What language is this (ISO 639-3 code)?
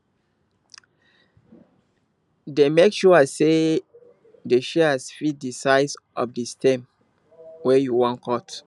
pcm